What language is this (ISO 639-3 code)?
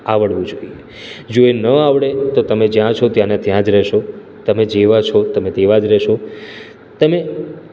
guj